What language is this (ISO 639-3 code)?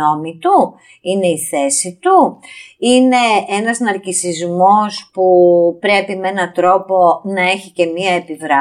ell